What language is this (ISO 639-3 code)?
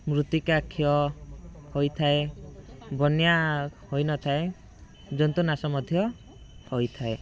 ori